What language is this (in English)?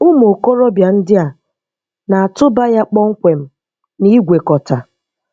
Igbo